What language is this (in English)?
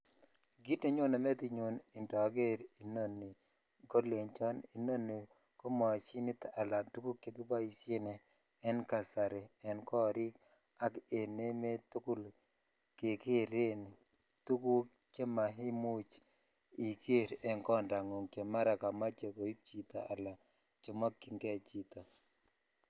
Kalenjin